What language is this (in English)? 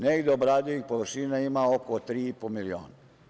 Serbian